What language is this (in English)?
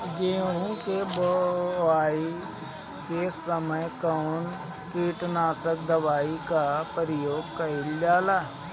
Bhojpuri